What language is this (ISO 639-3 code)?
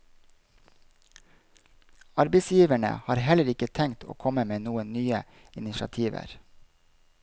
nor